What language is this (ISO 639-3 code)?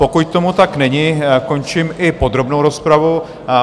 ces